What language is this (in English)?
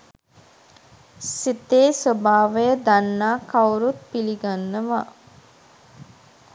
Sinhala